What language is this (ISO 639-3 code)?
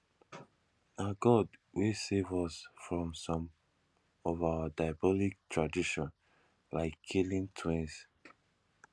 pcm